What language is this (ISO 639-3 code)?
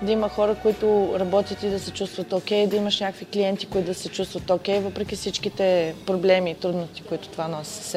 bul